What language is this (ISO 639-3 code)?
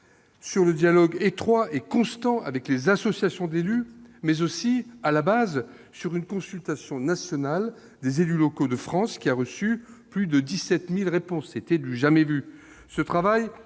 fra